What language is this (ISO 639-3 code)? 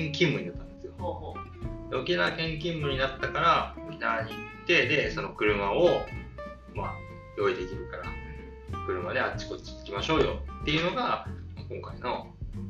jpn